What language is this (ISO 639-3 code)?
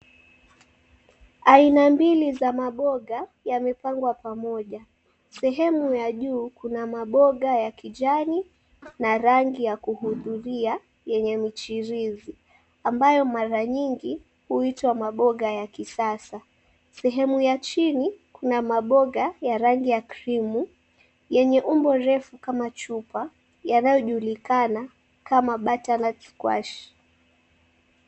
swa